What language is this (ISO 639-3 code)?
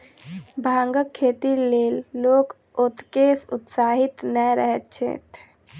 mai